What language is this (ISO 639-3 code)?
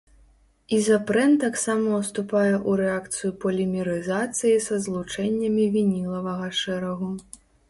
bel